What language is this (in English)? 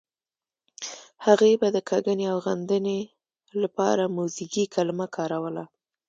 Pashto